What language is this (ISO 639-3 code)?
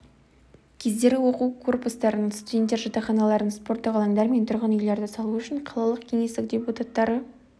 kaz